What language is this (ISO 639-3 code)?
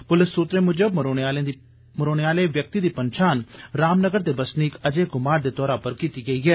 doi